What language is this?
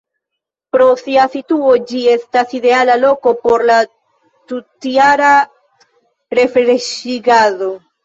Esperanto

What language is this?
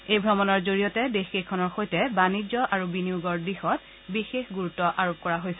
Assamese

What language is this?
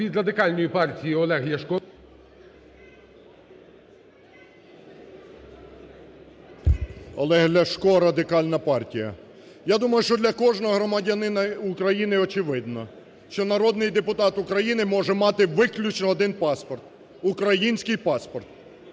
Ukrainian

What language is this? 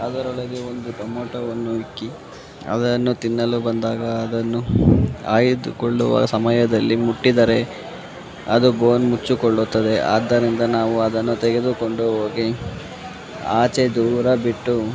Kannada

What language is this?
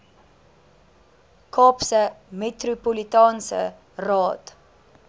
Afrikaans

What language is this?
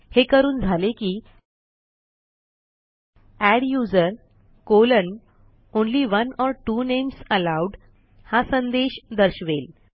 Marathi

